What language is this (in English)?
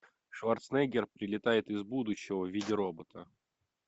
Russian